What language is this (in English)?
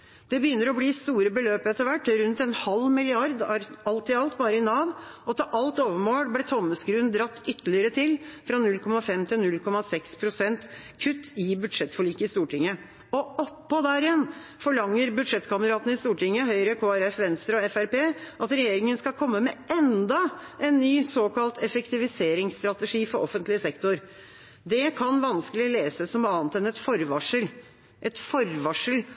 Norwegian Bokmål